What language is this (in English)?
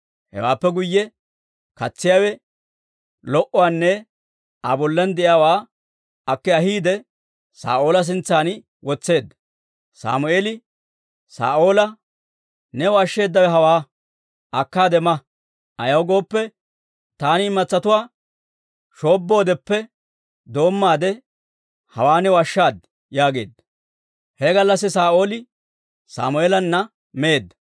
Dawro